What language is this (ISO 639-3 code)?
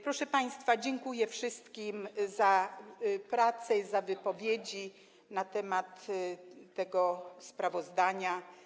pol